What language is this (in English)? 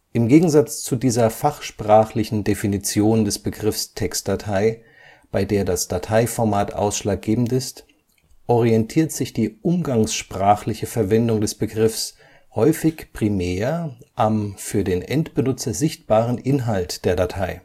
German